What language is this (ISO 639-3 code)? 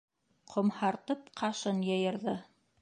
bak